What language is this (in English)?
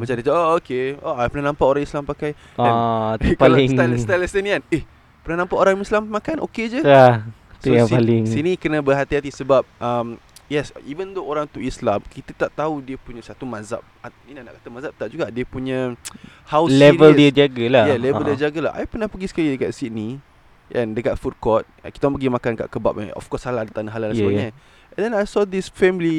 Malay